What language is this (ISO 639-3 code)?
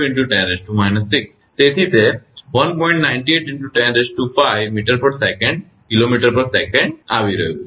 guj